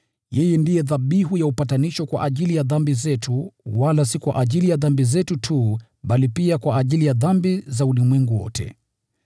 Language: Swahili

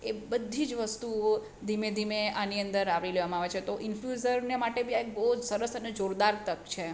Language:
Gujarati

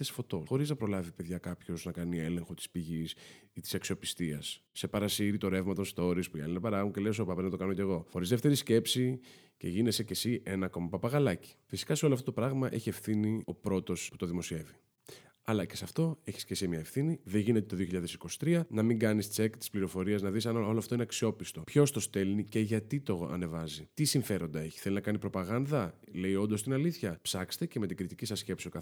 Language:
Greek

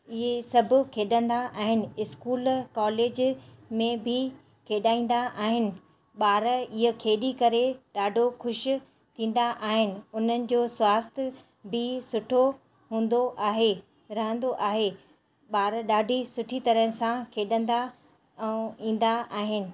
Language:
Sindhi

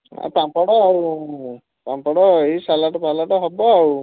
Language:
Odia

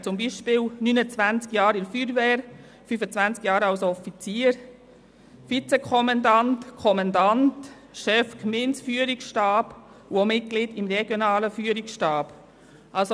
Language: Swiss German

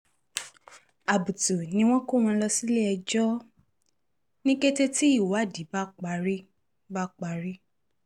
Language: Yoruba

